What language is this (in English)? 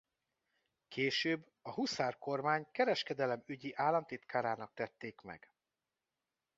Hungarian